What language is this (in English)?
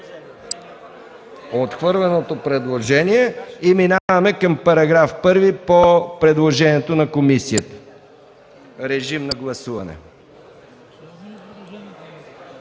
Bulgarian